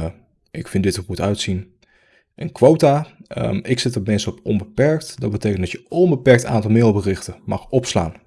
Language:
Dutch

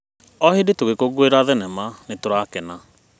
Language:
Kikuyu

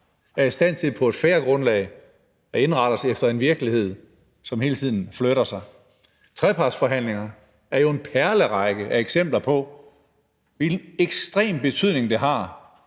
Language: Danish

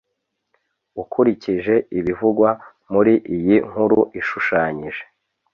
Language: Kinyarwanda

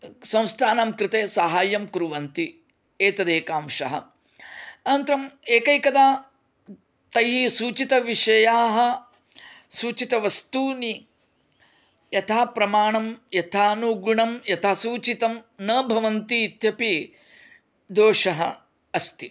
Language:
Sanskrit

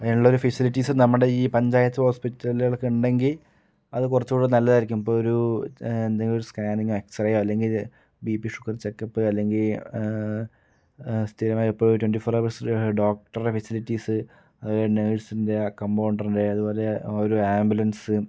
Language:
Malayalam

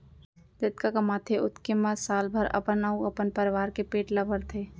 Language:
Chhattisgarhi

